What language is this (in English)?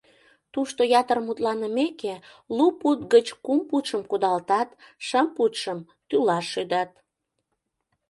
Mari